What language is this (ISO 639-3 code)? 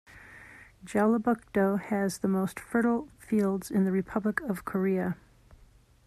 eng